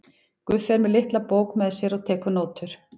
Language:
Icelandic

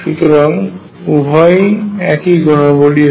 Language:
Bangla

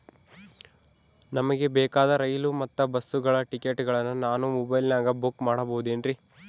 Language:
Kannada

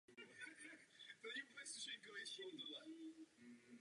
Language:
Czech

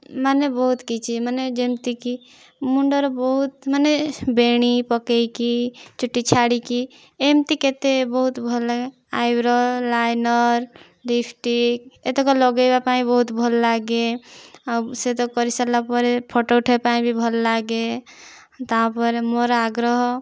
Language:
Odia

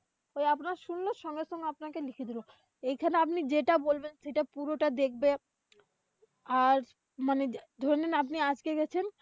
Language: Bangla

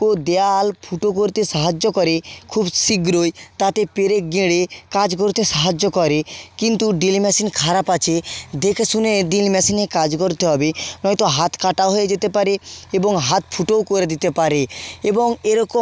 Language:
Bangla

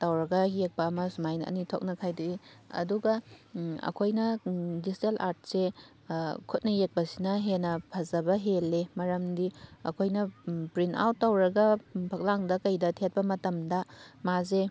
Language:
Manipuri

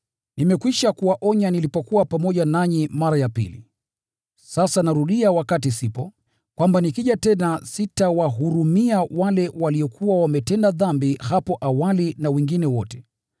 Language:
Swahili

